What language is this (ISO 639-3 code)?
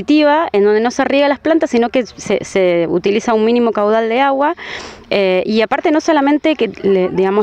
spa